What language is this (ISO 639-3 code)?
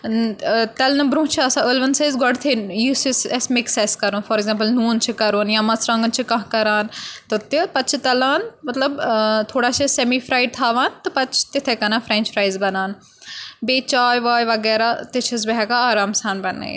kas